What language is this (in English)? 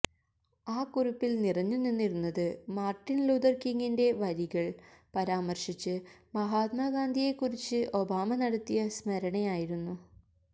Malayalam